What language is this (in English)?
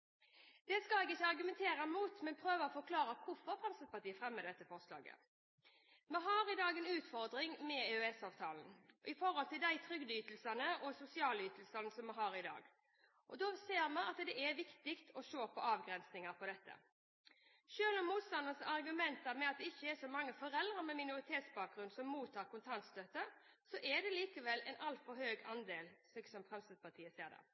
Norwegian Bokmål